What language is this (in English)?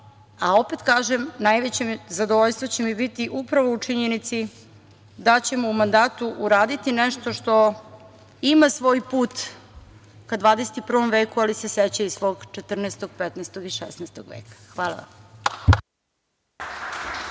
Serbian